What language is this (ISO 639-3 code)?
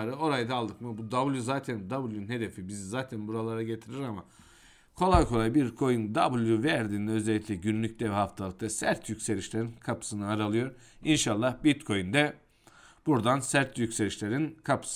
tur